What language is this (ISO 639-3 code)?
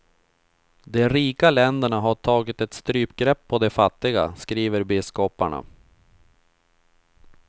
swe